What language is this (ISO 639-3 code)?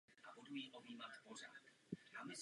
ces